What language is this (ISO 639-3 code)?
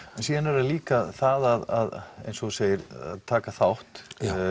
isl